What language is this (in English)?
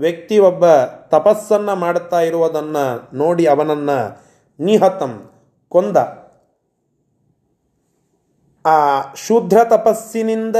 Kannada